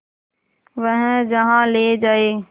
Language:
Hindi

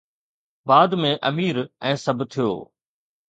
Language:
Sindhi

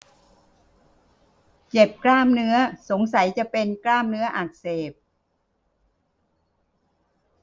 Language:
Thai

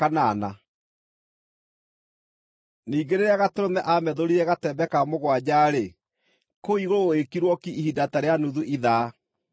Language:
Kikuyu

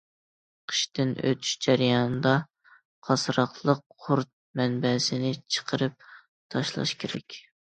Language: Uyghur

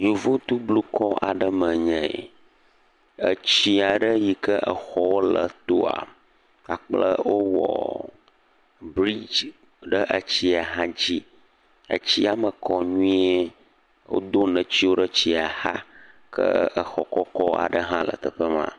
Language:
Ewe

